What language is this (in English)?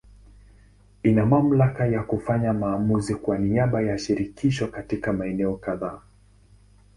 Swahili